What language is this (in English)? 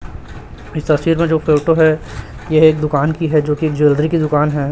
Hindi